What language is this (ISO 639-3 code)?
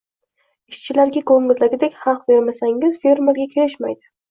uzb